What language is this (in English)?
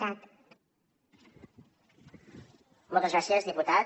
Catalan